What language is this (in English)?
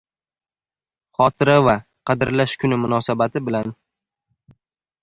Uzbek